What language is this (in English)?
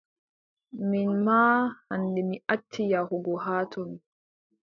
Adamawa Fulfulde